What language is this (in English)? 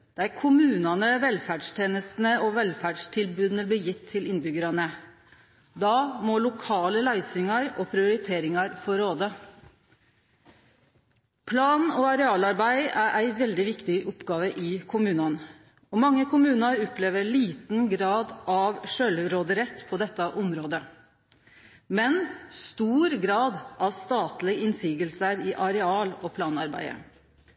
Norwegian Nynorsk